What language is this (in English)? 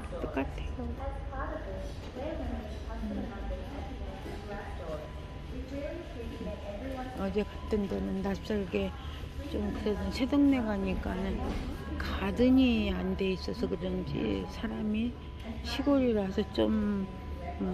Korean